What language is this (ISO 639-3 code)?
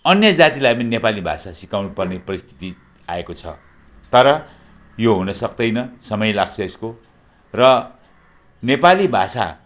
nep